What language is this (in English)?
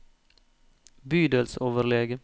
Norwegian